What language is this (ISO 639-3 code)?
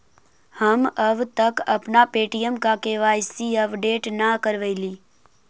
mag